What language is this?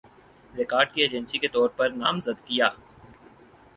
Urdu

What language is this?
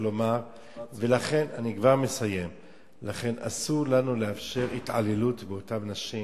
Hebrew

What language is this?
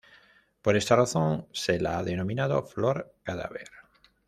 Spanish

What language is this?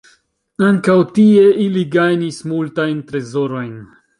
Esperanto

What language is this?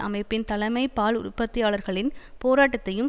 Tamil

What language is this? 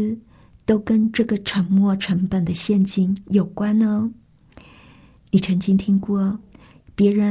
Chinese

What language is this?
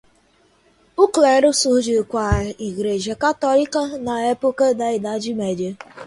Portuguese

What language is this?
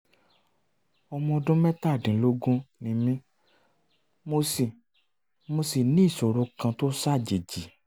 Yoruba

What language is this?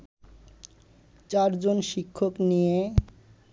Bangla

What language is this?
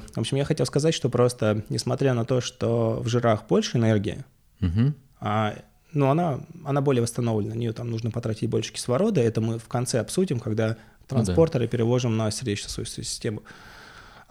Russian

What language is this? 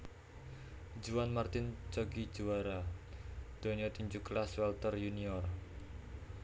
Javanese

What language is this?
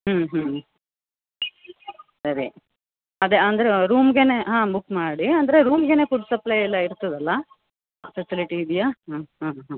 Kannada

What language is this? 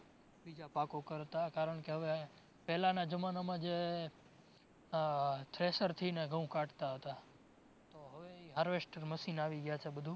Gujarati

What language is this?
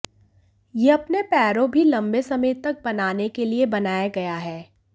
Hindi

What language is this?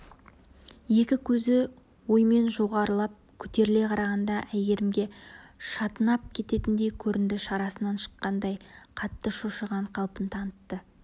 Kazakh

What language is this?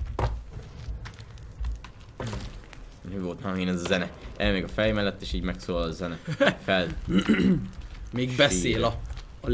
Hungarian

